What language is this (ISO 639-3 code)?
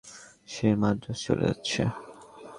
ben